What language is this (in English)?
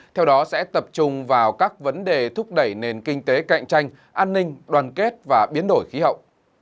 Vietnamese